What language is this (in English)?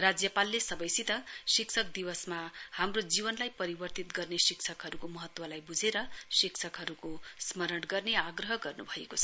Nepali